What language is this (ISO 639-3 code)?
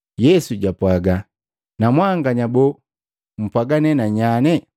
mgv